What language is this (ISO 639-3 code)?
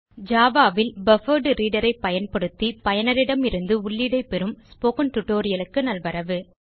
tam